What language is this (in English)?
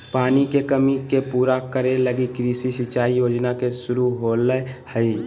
Magahi